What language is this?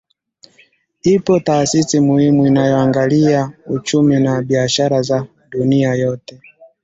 Swahili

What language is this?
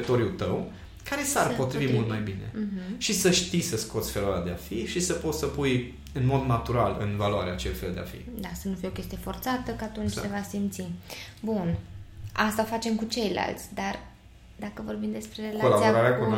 Romanian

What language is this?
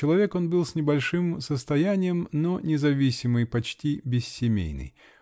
Russian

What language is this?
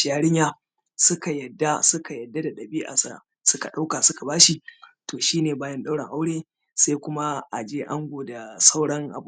Hausa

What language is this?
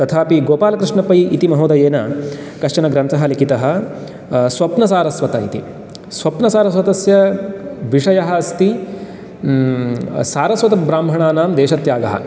Sanskrit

